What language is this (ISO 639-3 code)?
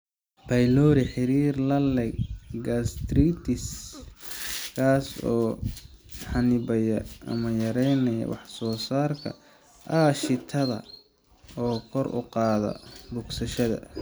som